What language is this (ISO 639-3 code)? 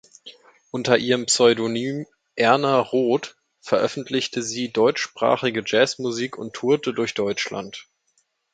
deu